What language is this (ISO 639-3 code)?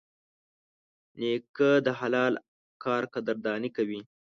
pus